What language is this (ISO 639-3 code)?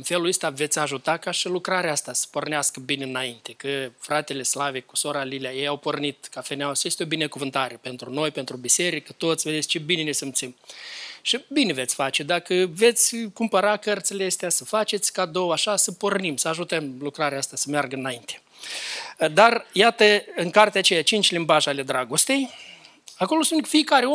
ron